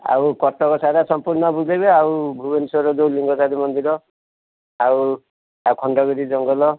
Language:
Odia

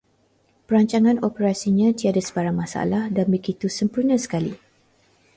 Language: Malay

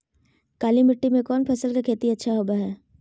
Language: Magahi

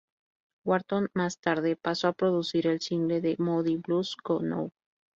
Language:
Spanish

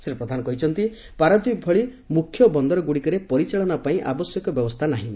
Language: Odia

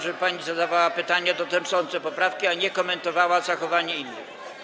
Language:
Polish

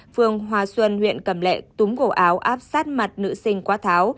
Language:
Vietnamese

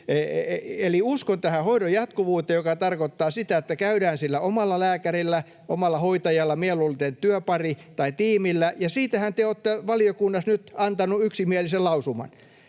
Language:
Finnish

